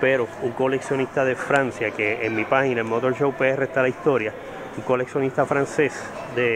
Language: Spanish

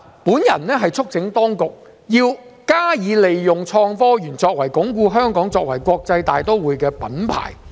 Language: Cantonese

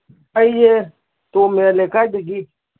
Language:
Manipuri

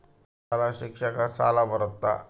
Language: Kannada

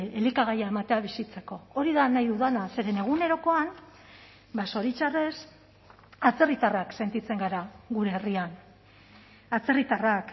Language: Basque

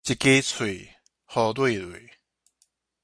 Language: Min Nan Chinese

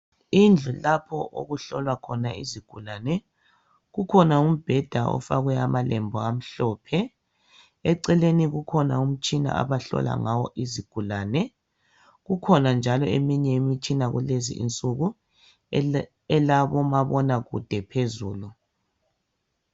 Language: North Ndebele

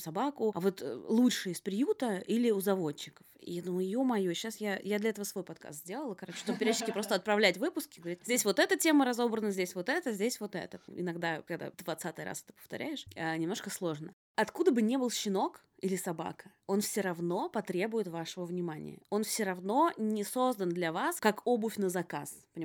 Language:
Russian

